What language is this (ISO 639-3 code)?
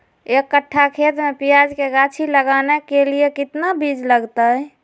mag